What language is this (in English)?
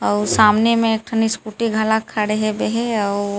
Chhattisgarhi